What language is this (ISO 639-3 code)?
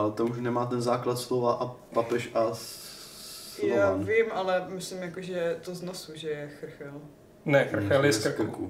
ces